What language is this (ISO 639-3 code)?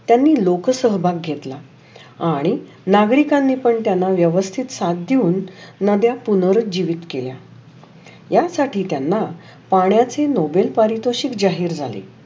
mar